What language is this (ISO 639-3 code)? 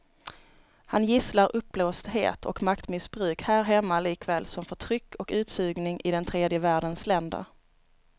swe